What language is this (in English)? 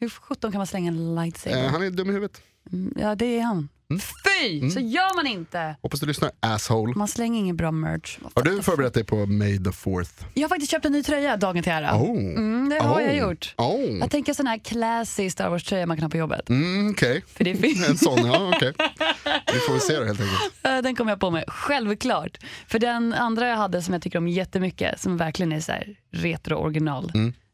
Swedish